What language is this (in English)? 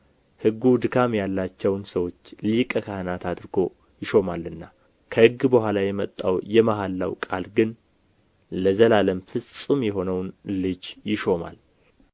Amharic